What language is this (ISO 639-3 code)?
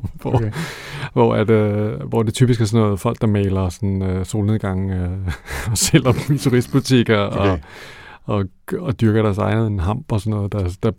dan